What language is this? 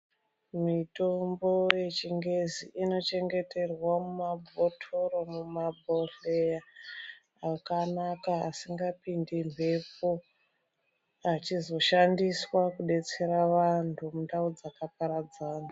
Ndau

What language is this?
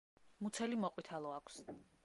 Georgian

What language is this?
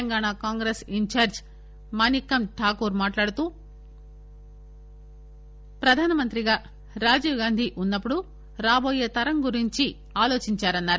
Telugu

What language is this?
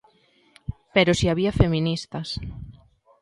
Galician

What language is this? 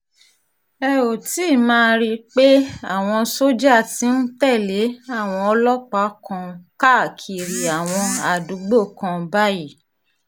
Yoruba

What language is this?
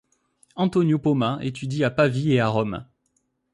French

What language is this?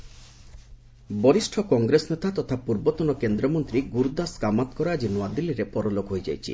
Odia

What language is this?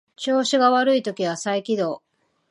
Japanese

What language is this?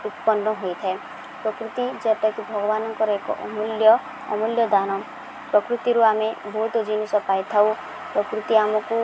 Odia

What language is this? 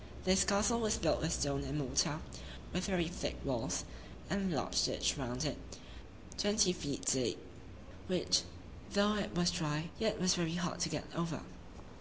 English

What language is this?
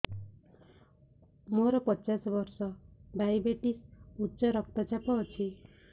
Odia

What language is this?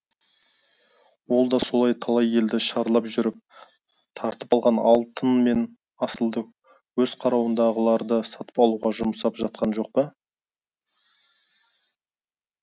Kazakh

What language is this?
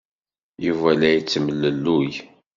Kabyle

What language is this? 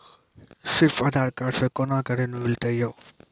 Maithili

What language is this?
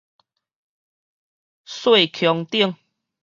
Min Nan Chinese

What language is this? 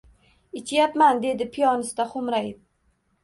Uzbek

